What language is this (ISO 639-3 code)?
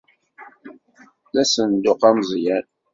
kab